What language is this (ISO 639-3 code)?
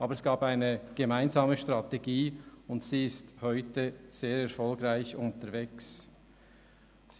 gsw